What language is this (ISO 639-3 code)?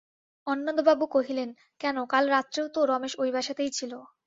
ben